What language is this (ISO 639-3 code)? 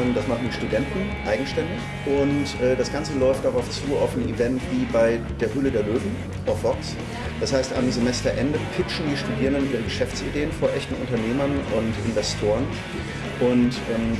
deu